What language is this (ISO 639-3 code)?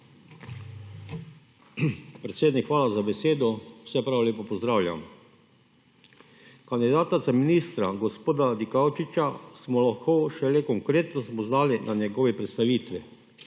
slv